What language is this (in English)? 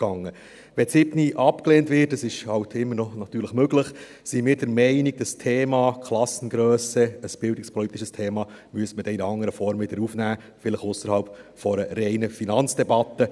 Swiss German